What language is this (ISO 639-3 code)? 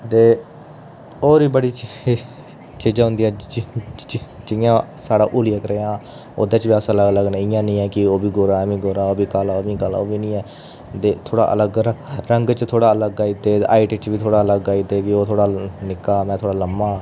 doi